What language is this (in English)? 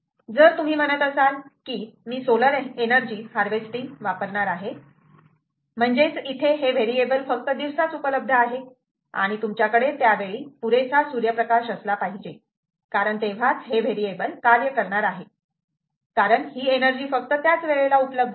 Marathi